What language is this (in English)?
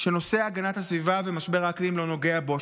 Hebrew